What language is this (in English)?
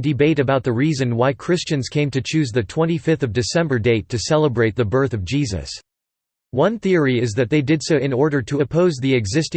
English